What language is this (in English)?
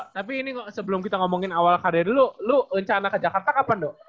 Indonesian